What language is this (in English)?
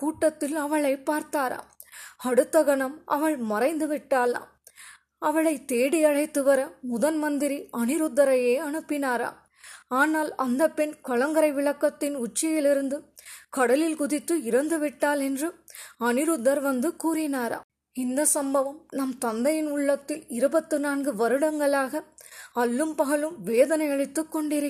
Tamil